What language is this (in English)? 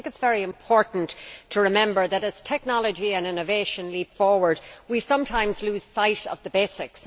English